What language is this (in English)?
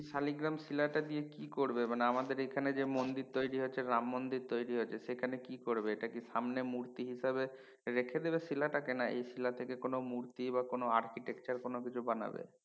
Bangla